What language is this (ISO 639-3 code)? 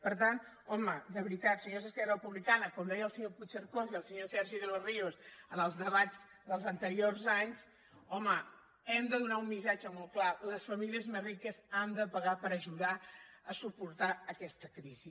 cat